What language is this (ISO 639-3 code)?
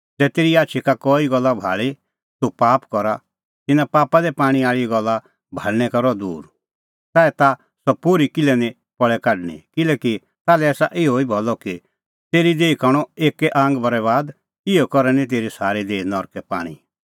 kfx